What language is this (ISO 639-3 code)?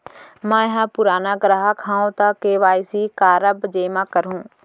hne